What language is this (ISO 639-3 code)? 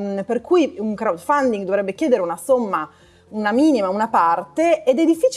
ita